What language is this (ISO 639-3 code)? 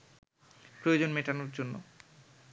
ben